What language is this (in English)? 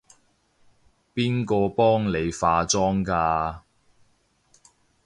Cantonese